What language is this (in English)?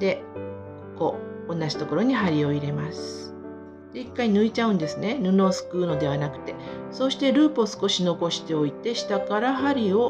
Japanese